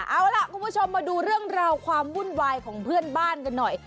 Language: Thai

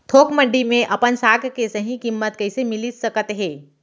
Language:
Chhattisgarhi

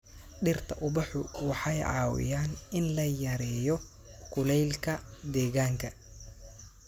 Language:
Somali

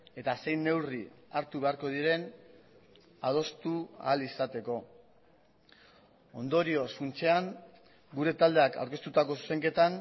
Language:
Basque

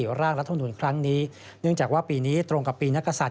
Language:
Thai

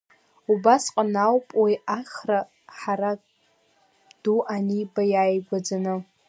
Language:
Abkhazian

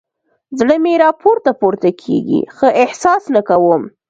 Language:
Pashto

